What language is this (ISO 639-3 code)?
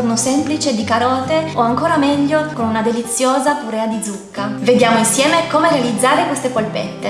ita